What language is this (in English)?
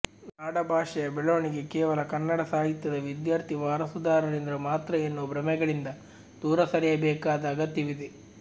Kannada